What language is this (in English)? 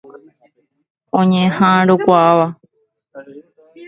Guarani